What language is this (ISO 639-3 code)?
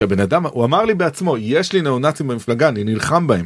heb